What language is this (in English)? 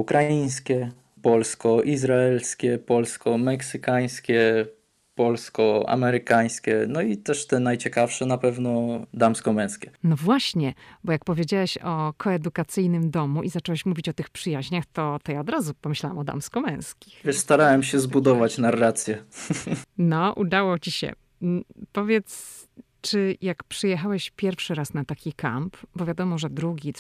Polish